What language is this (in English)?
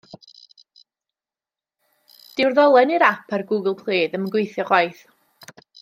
Welsh